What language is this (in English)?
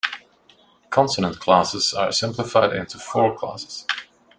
English